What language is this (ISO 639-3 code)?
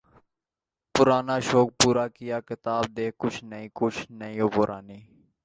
urd